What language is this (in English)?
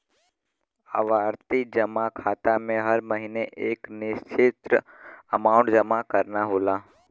Bhojpuri